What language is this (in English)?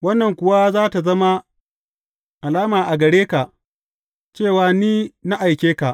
Hausa